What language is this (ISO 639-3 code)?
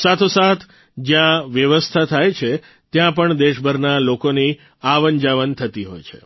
guj